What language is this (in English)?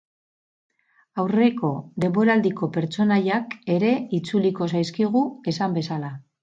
Basque